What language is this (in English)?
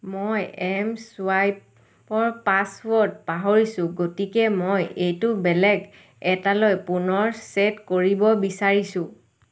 Assamese